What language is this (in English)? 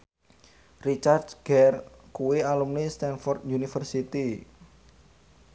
Javanese